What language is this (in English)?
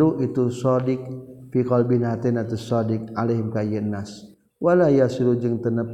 Malay